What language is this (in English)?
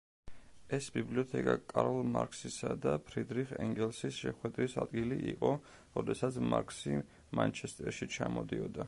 Georgian